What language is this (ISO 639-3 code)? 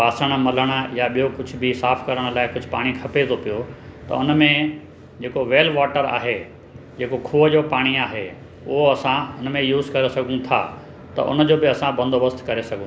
snd